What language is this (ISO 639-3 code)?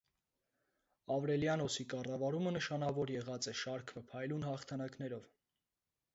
hye